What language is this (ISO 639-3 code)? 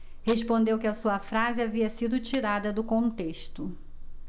por